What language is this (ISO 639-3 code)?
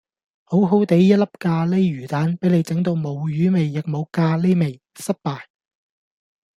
yue